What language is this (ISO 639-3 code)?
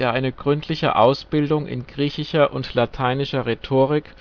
deu